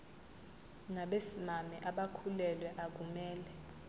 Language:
Zulu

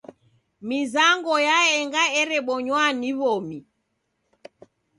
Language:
Taita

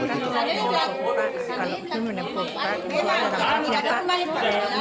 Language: Indonesian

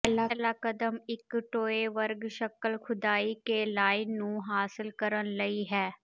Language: Punjabi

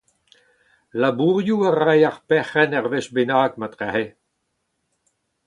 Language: Breton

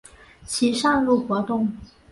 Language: Chinese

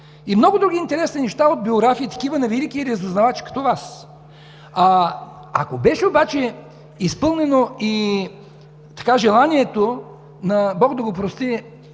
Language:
Bulgarian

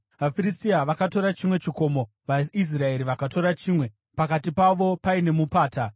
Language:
Shona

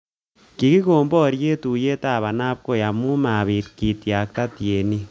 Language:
Kalenjin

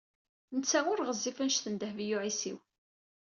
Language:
Kabyle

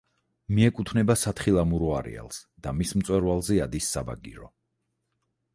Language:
Georgian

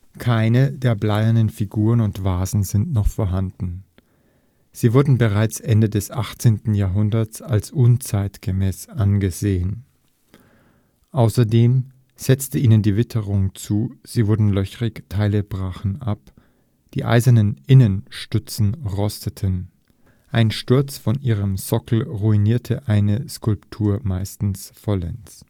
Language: German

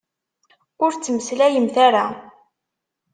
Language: Kabyle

